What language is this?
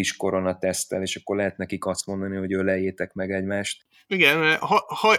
Hungarian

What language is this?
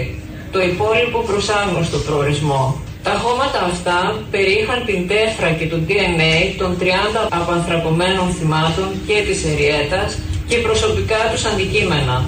Greek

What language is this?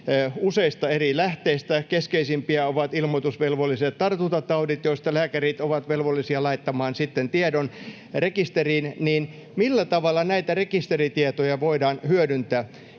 Finnish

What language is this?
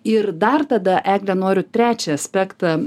Lithuanian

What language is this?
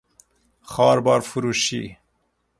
Persian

